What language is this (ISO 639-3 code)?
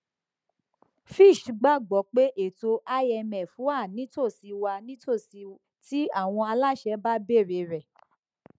yor